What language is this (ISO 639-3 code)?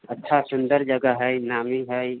mai